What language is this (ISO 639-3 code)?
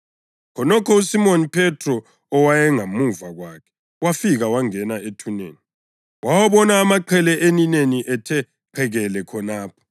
nde